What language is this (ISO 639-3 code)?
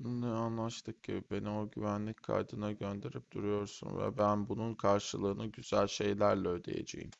tur